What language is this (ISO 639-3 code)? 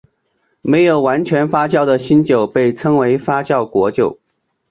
zho